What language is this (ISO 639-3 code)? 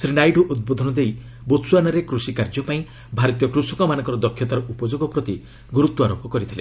ori